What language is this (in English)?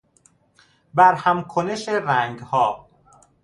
Persian